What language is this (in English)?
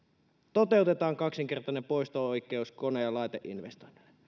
Finnish